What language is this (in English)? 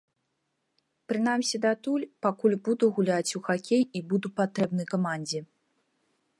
Belarusian